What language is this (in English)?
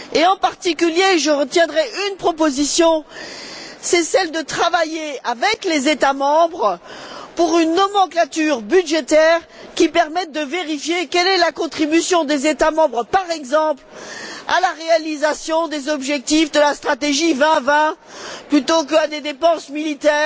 French